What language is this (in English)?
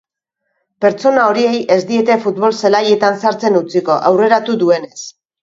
Basque